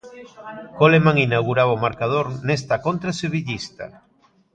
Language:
Galician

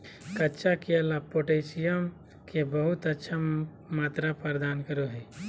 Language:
Magahi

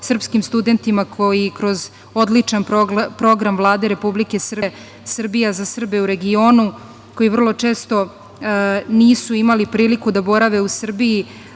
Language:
Serbian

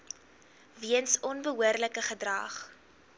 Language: Afrikaans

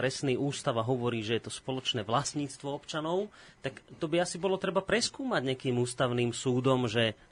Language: Slovak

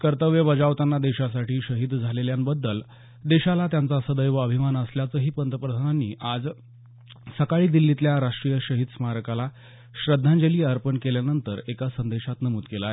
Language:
Marathi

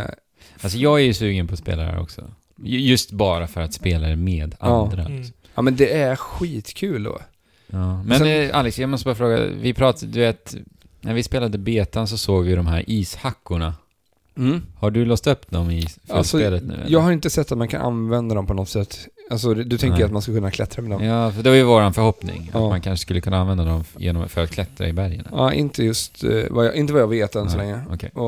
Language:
Swedish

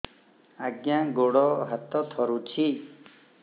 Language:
Odia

